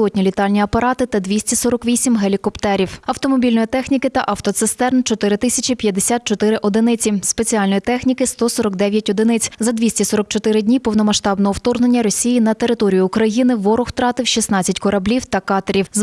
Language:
Ukrainian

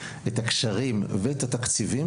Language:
Hebrew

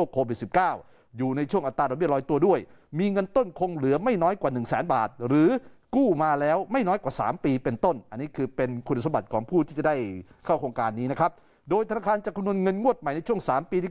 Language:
Thai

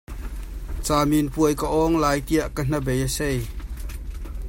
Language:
Hakha Chin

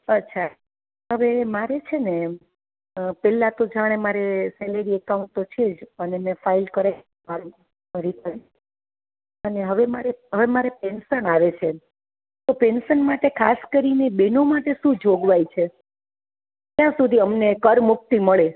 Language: Gujarati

